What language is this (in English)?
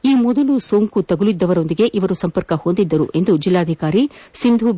Kannada